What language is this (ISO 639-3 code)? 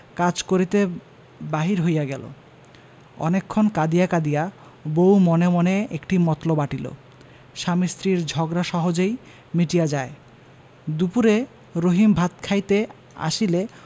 ben